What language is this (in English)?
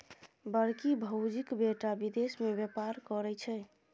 Maithili